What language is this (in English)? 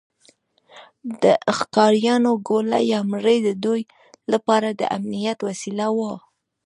Pashto